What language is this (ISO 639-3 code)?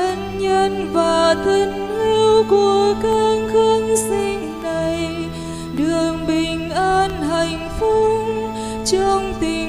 vie